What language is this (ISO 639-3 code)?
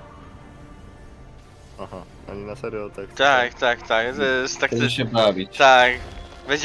pol